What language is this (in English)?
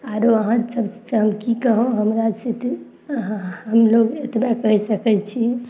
Maithili